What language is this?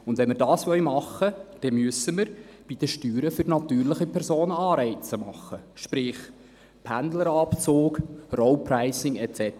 Swiss German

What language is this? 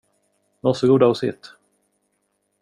Swedish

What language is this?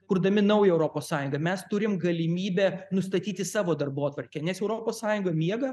Lithuanian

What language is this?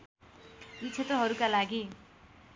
Nepali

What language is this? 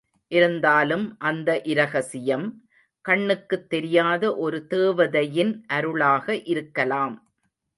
Tamil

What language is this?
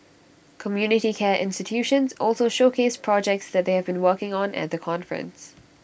English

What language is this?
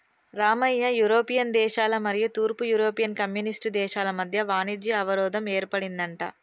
Telugu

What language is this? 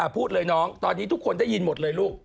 Thai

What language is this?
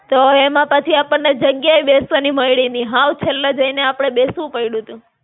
Gujarati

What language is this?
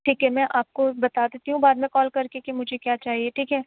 Urdu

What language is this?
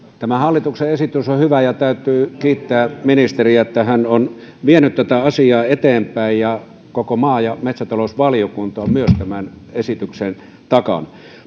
Finnish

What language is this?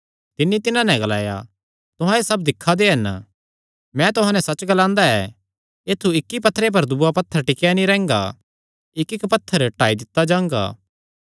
Kangri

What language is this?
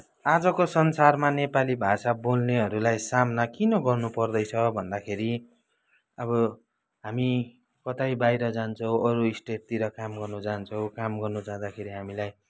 Nepali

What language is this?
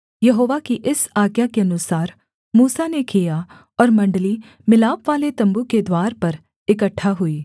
Hindi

